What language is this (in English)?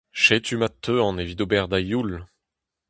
Breton